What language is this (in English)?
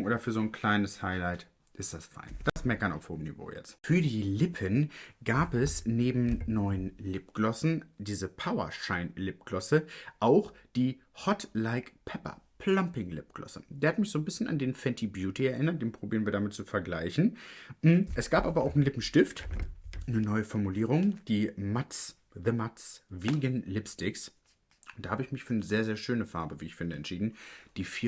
German